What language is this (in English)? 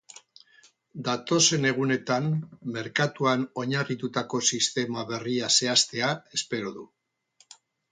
Basque